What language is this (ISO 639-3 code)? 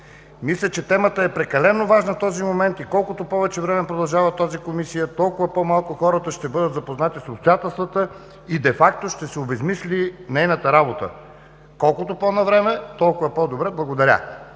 bul